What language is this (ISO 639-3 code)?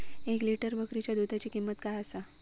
mar